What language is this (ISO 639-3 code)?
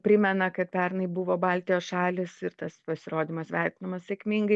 lit